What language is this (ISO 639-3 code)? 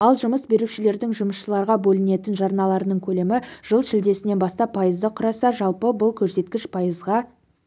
kaz